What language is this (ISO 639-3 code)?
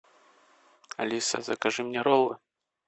rus